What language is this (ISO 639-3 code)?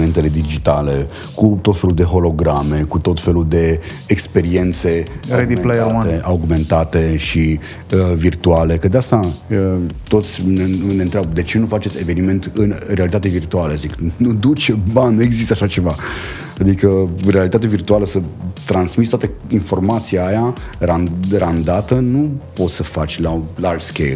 ron